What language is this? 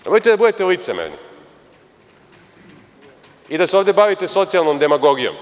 Serbian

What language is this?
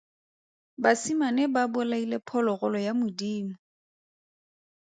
Tswana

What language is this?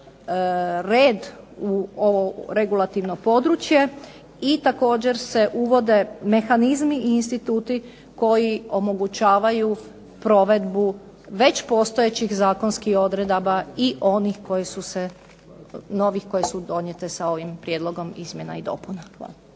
Croatian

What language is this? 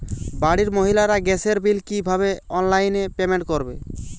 Bangla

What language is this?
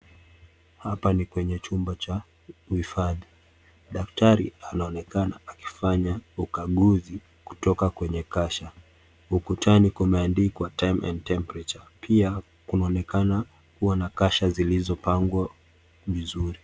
Swahili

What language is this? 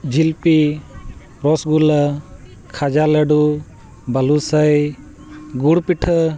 Santali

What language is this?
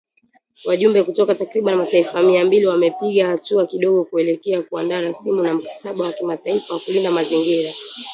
Swahili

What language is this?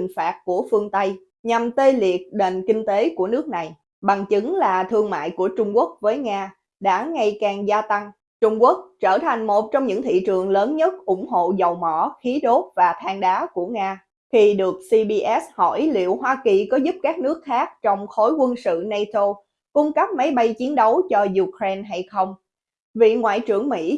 Vietnamese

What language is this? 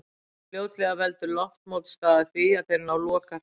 Icelandic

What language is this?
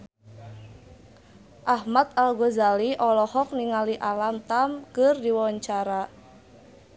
Sundanese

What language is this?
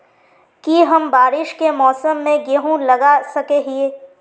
Magahi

